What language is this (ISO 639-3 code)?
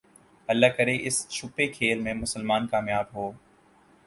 urd